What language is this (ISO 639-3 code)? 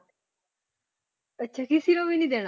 pan